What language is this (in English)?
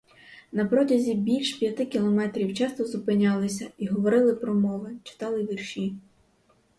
Ukrainian